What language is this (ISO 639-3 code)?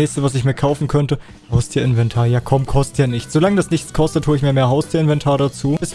deu